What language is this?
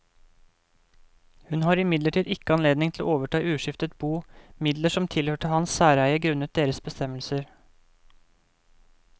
Norwegian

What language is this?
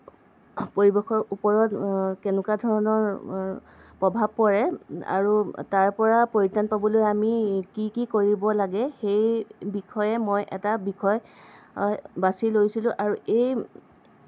Assamese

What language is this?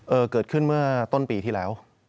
Thai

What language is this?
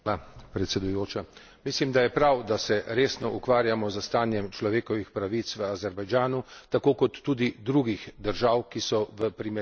Slovenian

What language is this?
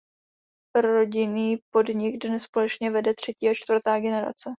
Czech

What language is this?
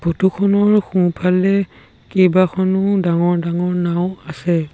Assamese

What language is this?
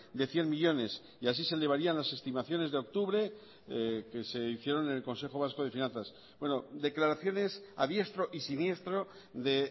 Spanish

